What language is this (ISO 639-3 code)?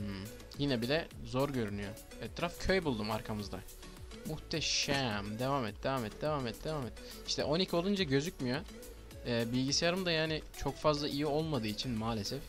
tur